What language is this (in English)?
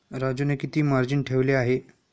Marathi